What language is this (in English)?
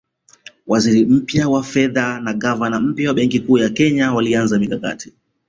Swahili